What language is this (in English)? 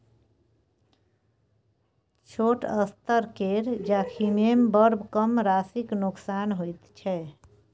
Maithili